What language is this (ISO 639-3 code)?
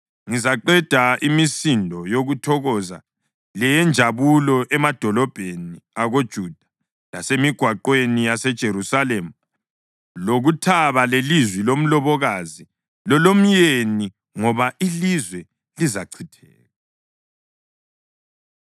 nde